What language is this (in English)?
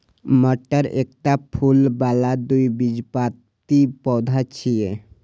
Maithili